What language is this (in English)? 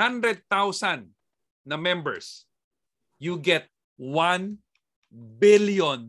Filipino